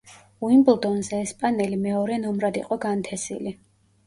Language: Georgian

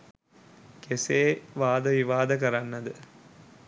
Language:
Sinhala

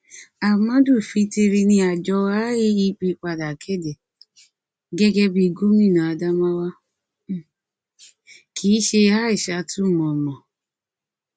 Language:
Yoruba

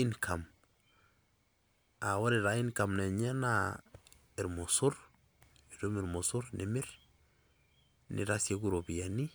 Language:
Masai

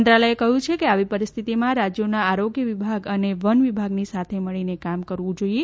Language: Gujarati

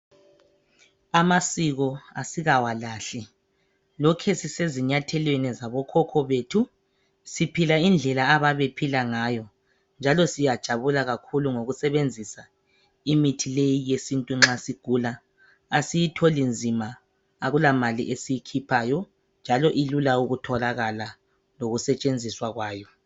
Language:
North Ndebele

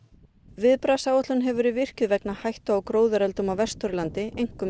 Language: Icelandic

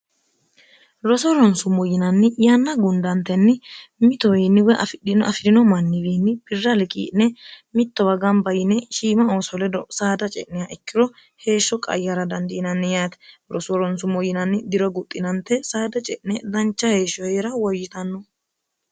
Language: Sidamo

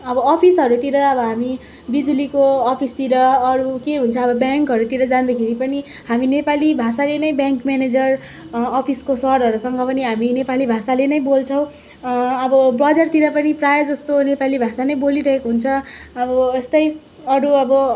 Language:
Nepali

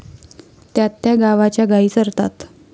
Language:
Marathi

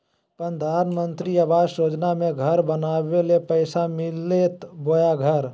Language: Magahi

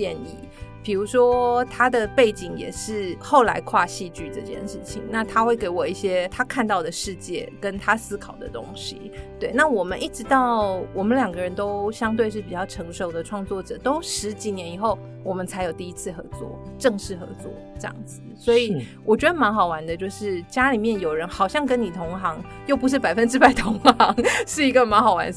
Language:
Chinese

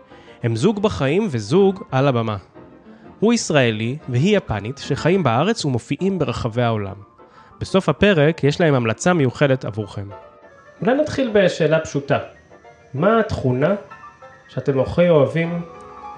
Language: Hebrew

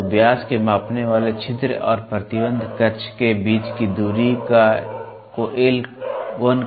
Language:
Hindi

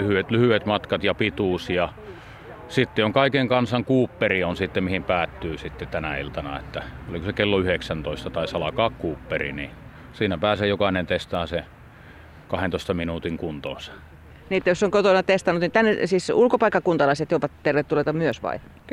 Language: Finnish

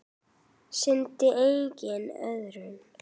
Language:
Icelandic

